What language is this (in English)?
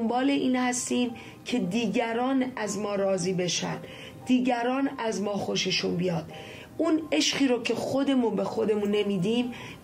Persian